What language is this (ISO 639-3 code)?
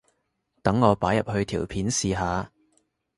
yue